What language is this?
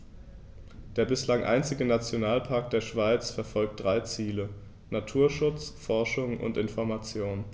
German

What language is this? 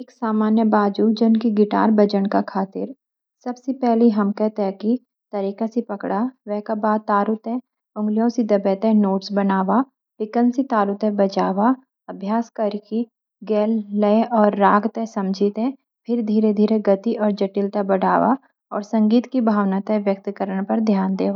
Garhwali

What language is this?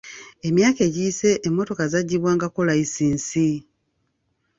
Ganda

